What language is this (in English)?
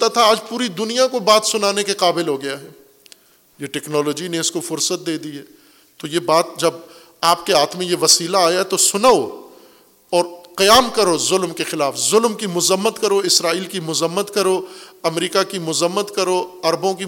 Urdu